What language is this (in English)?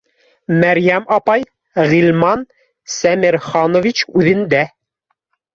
Bashkir